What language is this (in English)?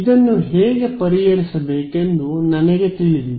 Kannada